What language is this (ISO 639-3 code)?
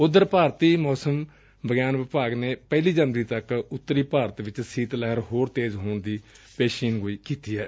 pan